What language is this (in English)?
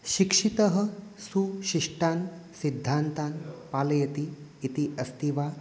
Sanskrit